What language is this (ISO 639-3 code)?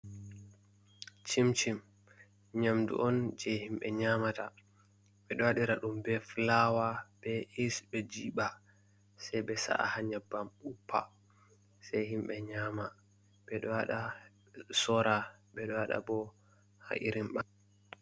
ful